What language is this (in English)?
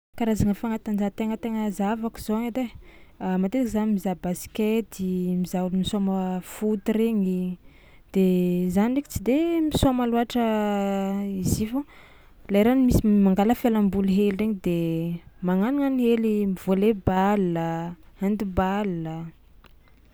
Tsimihety Malagasy